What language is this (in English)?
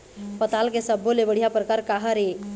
Chhattisgarhi